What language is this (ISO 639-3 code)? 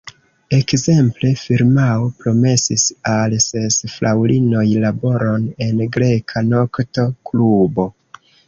epo